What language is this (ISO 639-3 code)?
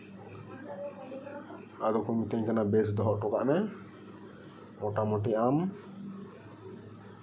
sat